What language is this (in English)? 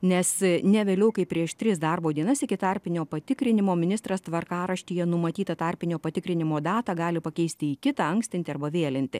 Lithuanian